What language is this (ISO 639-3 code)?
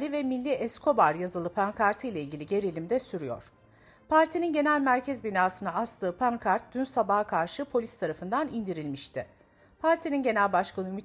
tur